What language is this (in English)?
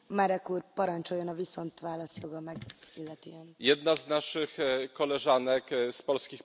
Polish